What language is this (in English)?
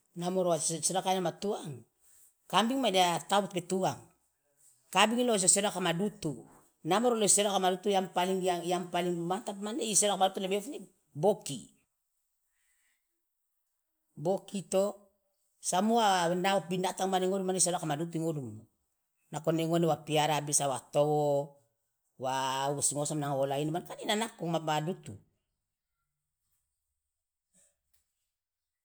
Loloda